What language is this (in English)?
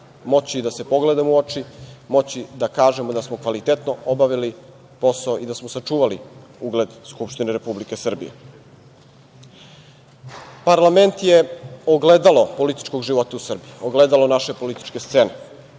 Serbian